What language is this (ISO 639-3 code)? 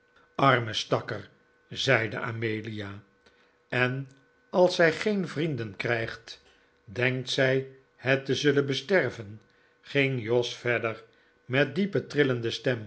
nld